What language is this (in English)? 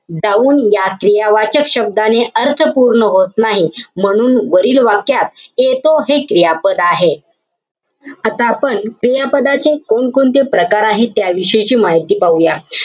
Marathi